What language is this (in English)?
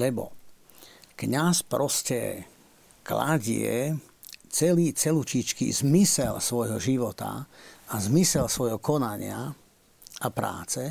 Slovak